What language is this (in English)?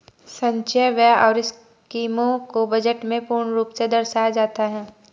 Hindi